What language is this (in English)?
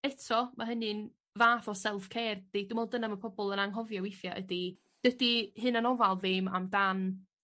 Welsh